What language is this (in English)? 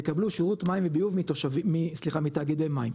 Hebrew